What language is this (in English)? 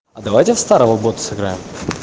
Russian